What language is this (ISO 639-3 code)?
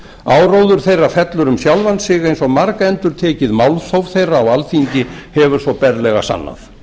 isl